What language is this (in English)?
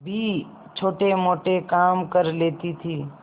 Hindi